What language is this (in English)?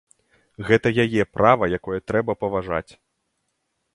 Belarusian